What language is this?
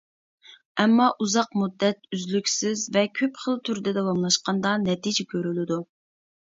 Uyghur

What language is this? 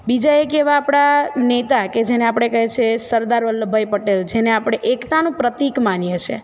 Gujarati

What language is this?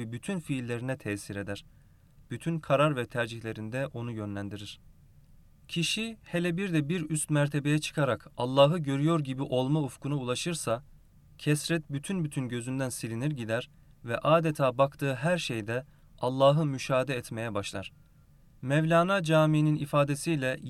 Turkish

